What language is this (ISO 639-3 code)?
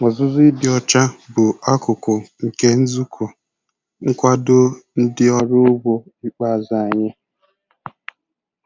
ibo